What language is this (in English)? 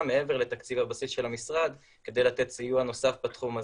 Hebrew